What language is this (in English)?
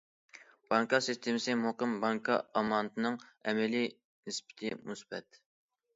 Uyghur